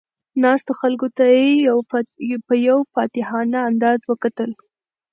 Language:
Pashto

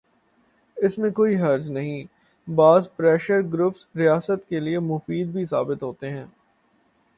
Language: Urdu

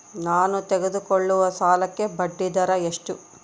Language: Kannada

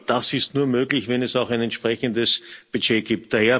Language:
German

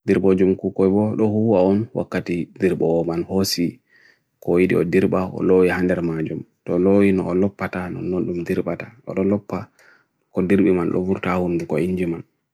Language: Bagirmi Fulfulde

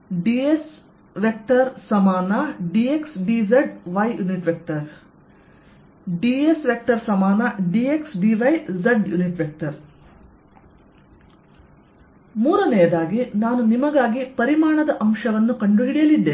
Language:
Kannada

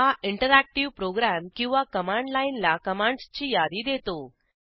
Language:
Marathi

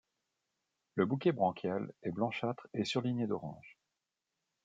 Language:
French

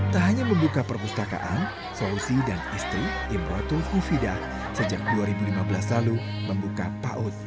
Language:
Indonesian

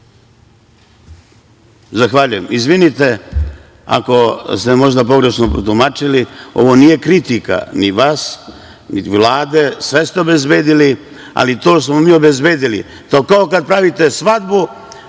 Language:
Serbian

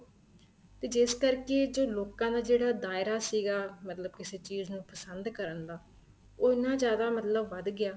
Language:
Punjabi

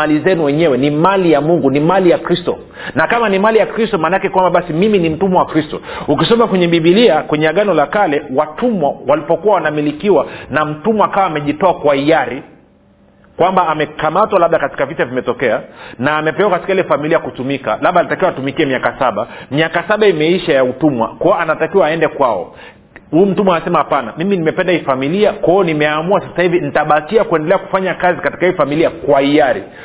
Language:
Swahili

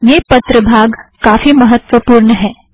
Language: Hindi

